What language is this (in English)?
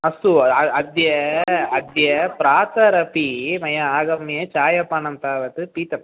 Sanskrit